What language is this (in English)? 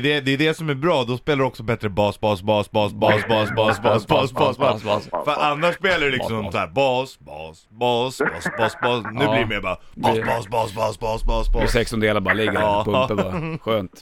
Swedish